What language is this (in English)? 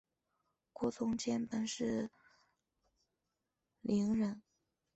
Chinese